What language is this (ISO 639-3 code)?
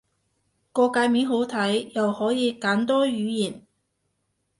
yue